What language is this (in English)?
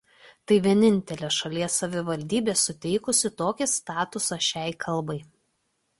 Lithuanian